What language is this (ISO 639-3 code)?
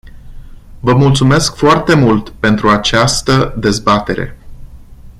ron